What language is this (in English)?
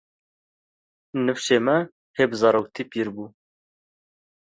Kurdish